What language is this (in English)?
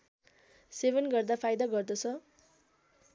Nepali